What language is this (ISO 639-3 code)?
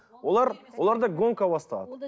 kaz